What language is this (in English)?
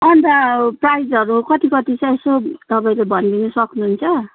Nepali